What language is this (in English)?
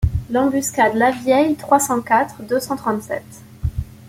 French